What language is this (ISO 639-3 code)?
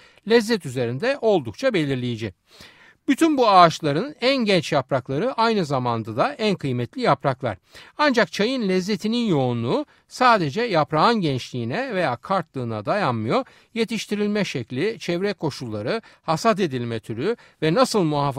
tur